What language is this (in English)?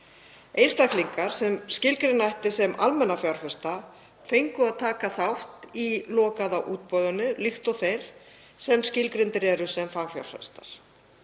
Icelandic